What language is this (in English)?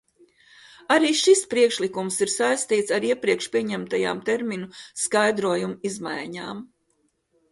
Latvian